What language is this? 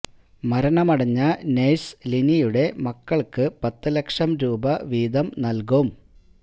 Malayalam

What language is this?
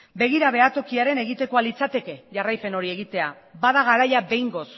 Basque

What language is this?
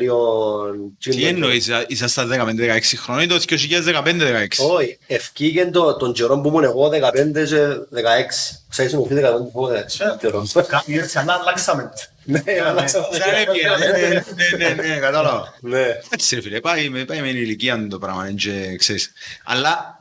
Greek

